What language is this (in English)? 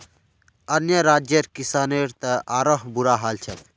Magahi